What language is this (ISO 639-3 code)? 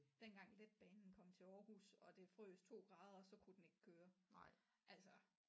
dan